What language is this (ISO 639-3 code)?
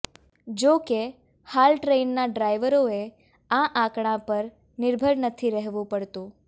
guj